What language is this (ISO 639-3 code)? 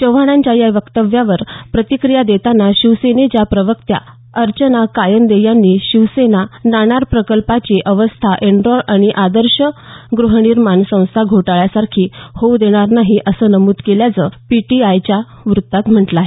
mar